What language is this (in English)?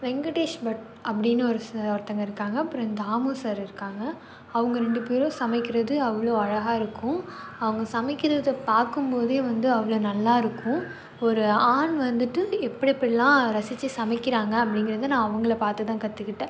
Tamil